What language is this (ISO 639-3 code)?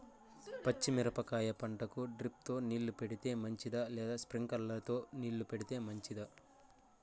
tel